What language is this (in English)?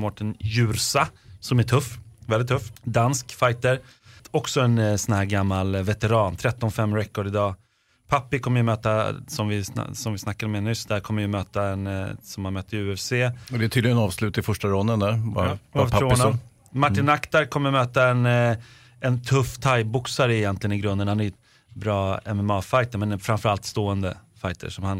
Swedish